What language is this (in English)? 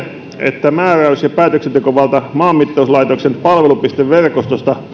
Finnish